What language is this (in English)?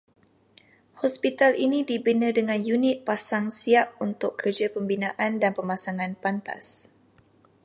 Malay